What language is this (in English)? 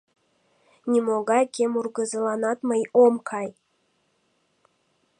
Mari